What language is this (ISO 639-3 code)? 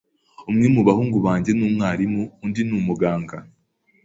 kin